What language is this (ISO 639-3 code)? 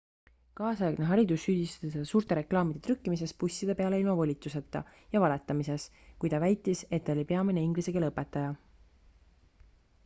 est